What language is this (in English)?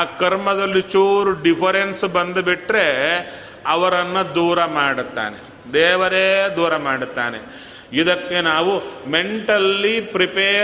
Kannada